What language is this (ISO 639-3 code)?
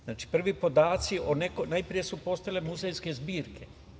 srp